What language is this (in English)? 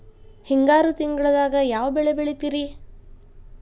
Kannada